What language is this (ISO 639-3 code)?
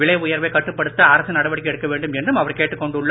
tam